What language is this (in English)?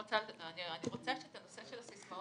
Hebrew